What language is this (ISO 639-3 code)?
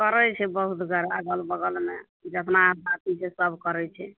mai